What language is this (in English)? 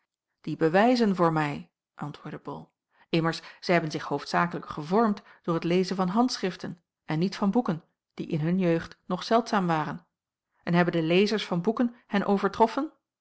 Dutch